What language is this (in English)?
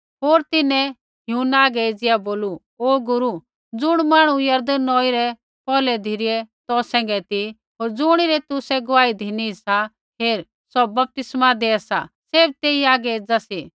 Kullu Pahari